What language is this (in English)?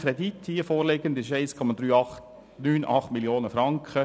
Swiss German